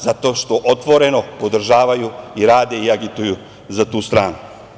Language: Serbian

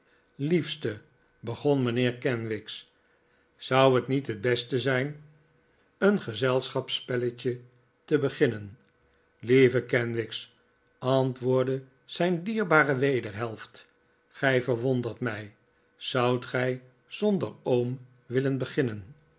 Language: Dutch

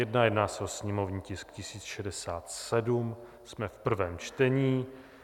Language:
Czech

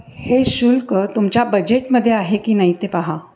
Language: Marathi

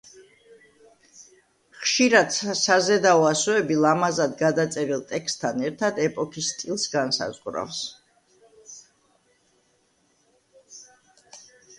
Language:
Georgian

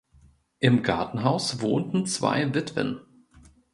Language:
German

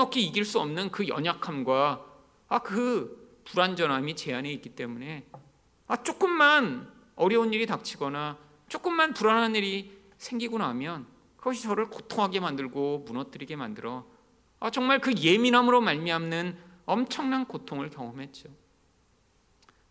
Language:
Korean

